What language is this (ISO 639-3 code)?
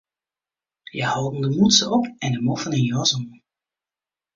fry